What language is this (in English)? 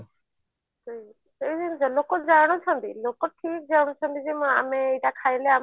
Odia